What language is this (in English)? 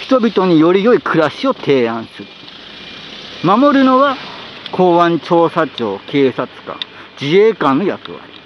Japanese